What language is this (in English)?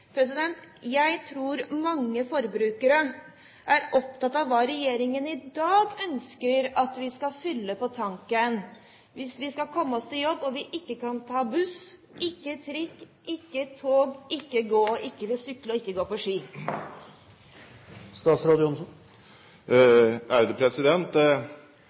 Norwegian Bokmål